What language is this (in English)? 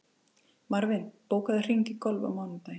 Icelandic